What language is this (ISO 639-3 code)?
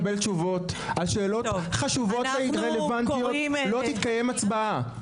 heb